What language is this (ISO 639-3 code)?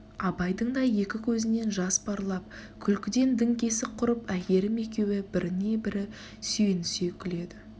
kaz